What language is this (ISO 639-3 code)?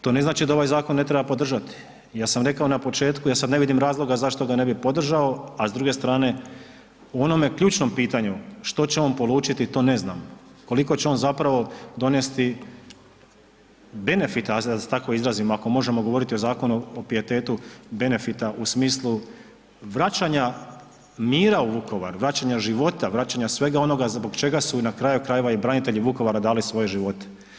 hrv